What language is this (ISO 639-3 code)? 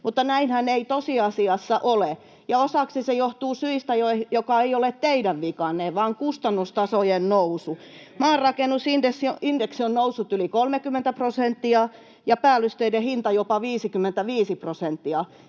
fin